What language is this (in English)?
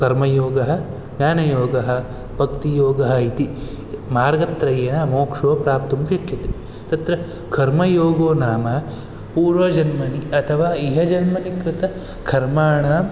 Sanskrit